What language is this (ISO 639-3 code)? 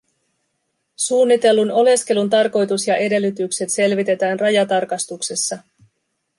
fin